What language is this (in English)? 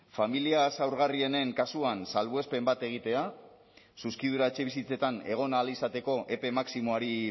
Basque